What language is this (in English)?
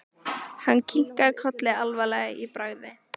Icelandic